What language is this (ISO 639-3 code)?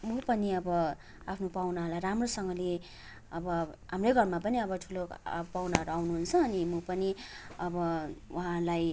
nep